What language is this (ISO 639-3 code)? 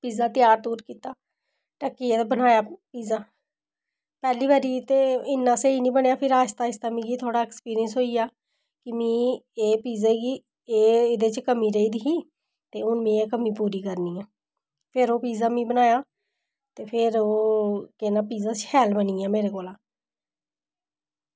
doi